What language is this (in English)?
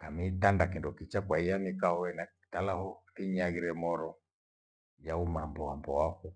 Gweno